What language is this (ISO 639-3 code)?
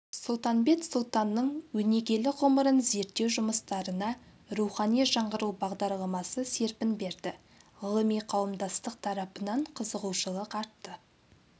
kaz